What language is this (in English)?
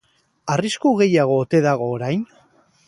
Basque